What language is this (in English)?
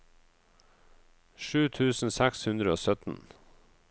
Norwegian